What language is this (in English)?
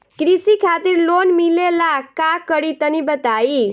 Bhojpuri